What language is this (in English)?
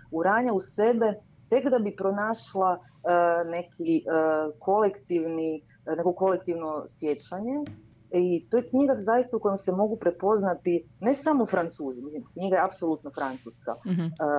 Croatian